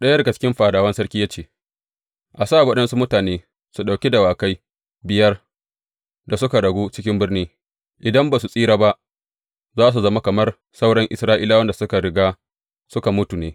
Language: Hausa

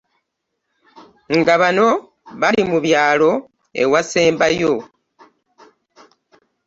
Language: Ganda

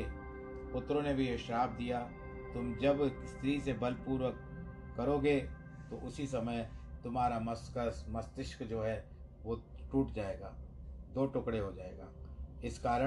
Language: Hindi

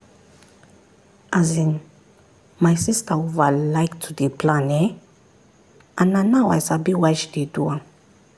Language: Nigerian Pidgin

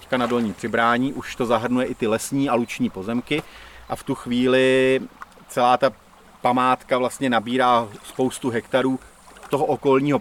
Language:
Czech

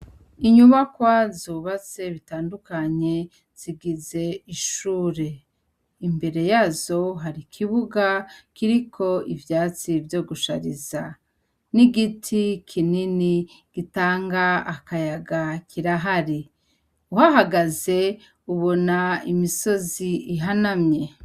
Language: Rundi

